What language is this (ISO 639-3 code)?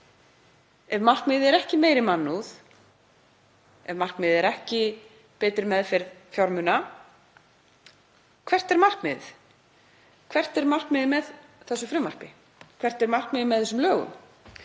isl